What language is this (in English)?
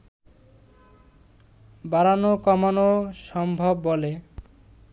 Bangla